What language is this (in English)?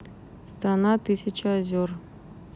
Russian